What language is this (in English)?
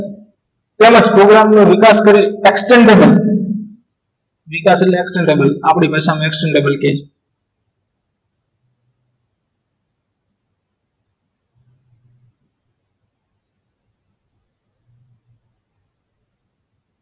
Gujarati